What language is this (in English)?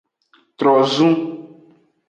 Aja (Benin)